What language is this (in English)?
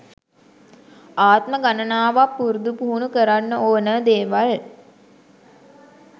Sinhala